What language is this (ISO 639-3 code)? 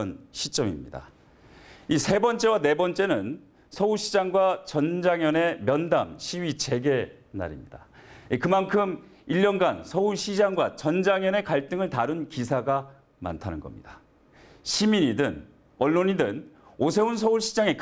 kor